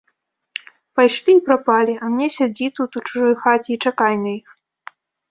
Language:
Belarusian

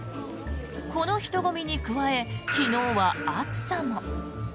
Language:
Japanese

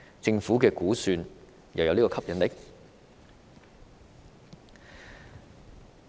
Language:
Cantonese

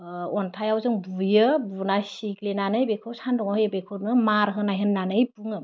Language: Bodo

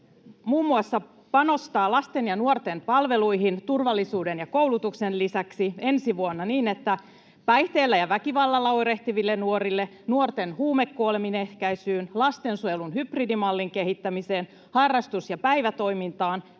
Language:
Finnish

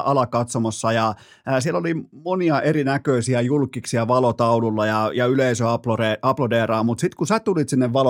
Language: Finnish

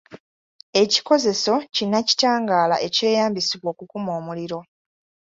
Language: Ganda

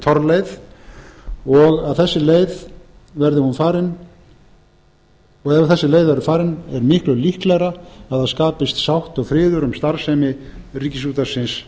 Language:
Icelandic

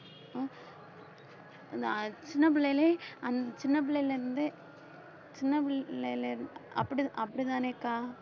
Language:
Tamil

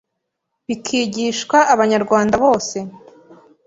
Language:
Kinyarwanda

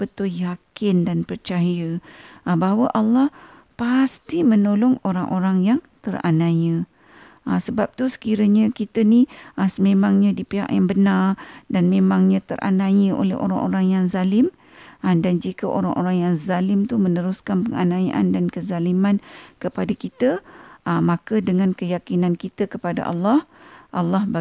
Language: Malay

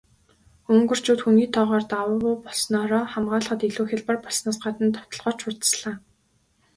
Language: Mongolian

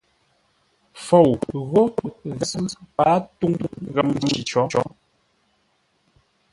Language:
Ngombale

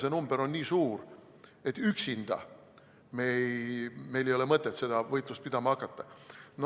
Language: Estonian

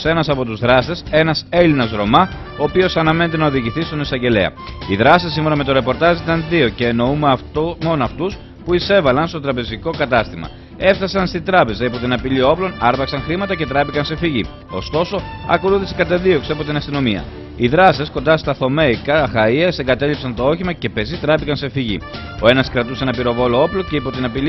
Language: Greek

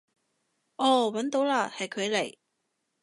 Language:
Cantonese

